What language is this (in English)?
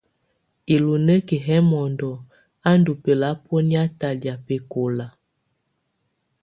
Tunen